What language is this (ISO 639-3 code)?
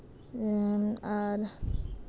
sat